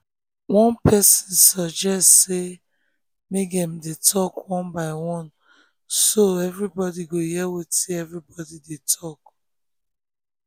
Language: Nigerian Pidgin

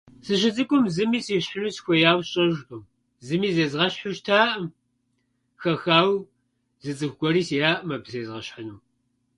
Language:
Kabardian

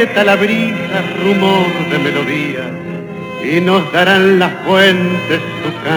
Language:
Greek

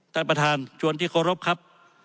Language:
Thai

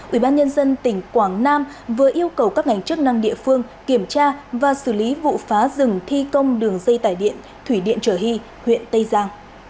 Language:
Vietnamese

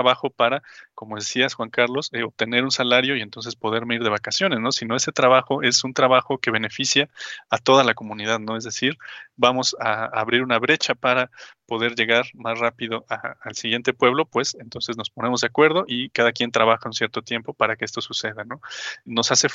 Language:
Spanish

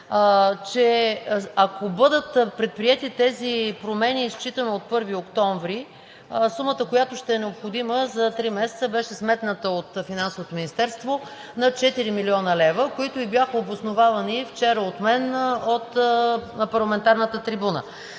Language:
Bulgarian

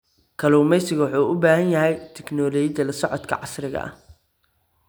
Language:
Somali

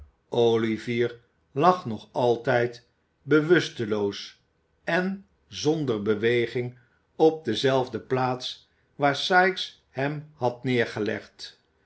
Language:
Dutch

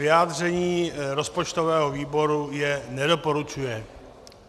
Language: Czech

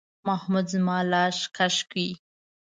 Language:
Pashto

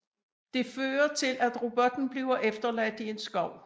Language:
Danish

